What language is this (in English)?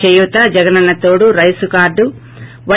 Telugu